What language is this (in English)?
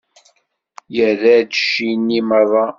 Kabyle